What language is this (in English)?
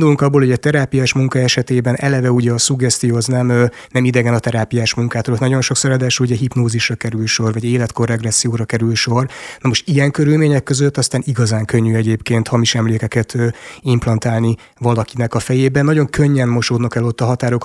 Hungarian